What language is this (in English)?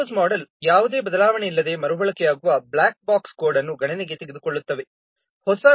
Kannada